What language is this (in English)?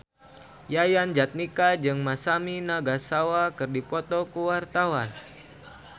Sundanese